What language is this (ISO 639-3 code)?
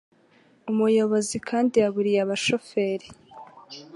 kin